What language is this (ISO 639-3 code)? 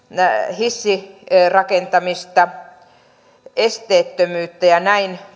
fin